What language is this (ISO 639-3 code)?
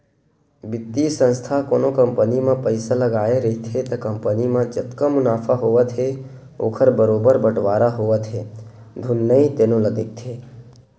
hne